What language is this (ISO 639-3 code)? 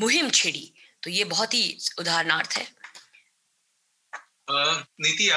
hin